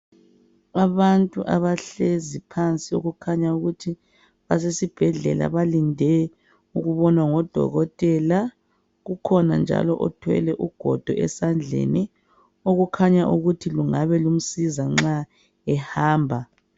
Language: North Ndebele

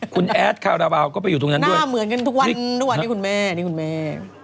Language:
Thai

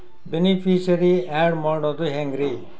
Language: Kannada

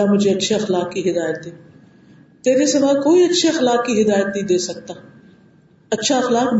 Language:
Urdu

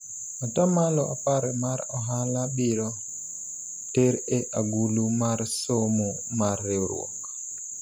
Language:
Luo (Kenya and Tanzania)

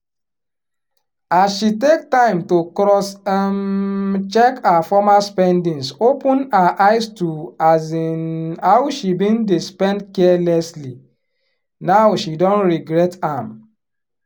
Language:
Nigerian Pidgin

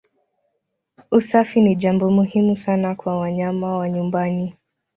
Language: Swahili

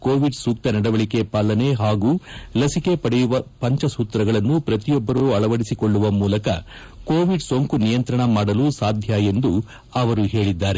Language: Kannada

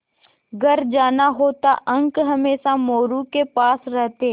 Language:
Hindi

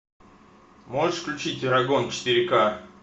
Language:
Russian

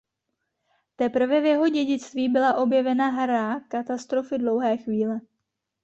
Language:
Czech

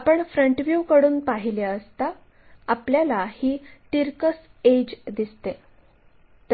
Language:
Marathi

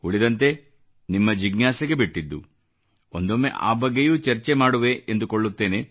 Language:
Kannada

